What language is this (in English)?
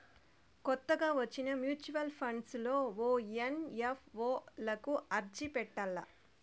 Telugu